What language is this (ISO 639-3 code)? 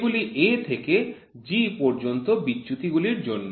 ben